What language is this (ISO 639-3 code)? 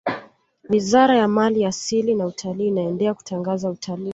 swa